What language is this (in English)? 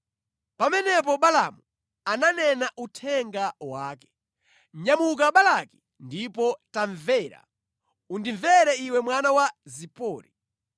Nyanja